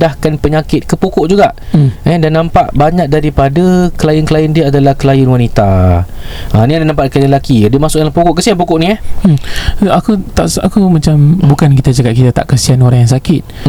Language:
Malay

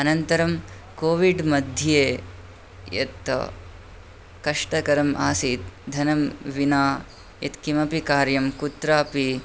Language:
Sanskrit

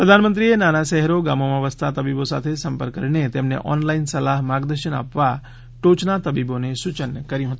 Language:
Gujarati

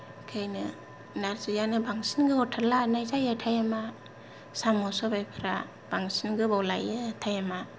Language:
Bodo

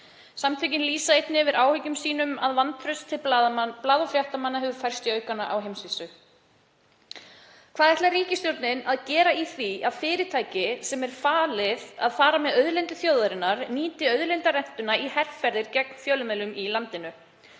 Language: Icelandic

